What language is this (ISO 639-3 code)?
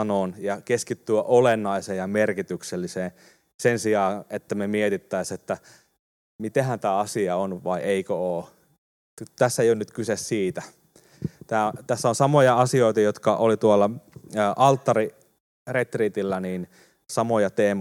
fin